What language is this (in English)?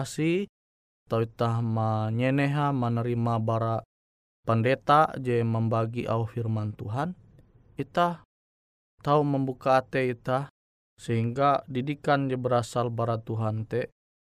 Indonesian